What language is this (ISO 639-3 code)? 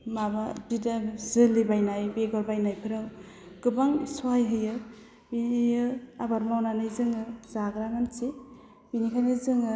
brx